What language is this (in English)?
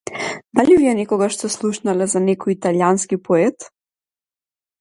Macedonian